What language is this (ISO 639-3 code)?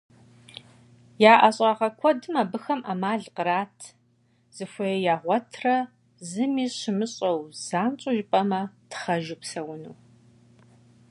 kbd